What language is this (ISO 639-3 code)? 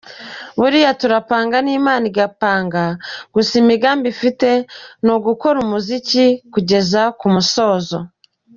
kin